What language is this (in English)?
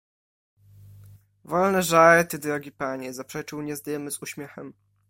Polish